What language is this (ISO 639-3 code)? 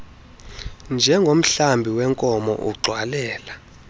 xho